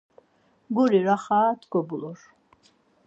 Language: Laz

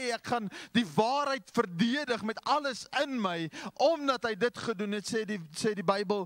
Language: Dutch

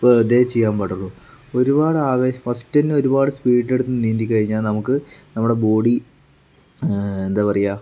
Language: Malayalam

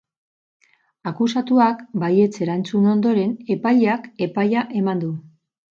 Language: Basque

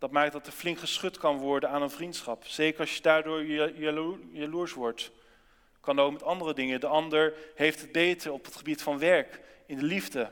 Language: Dutch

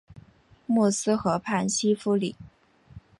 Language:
Chinese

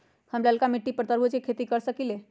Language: Magahi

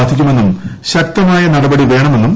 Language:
Malayalam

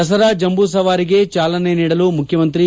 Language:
Kannada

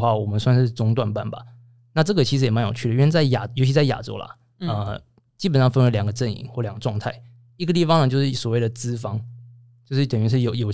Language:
Chinese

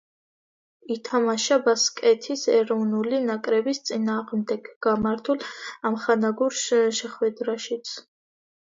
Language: Georgian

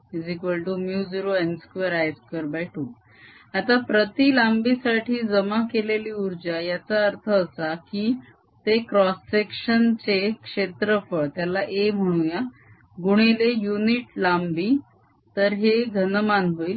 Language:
Marathi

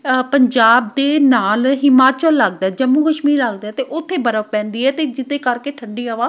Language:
Punjabi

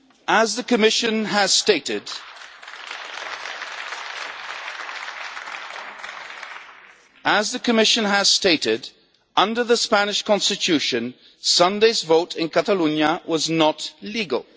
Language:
English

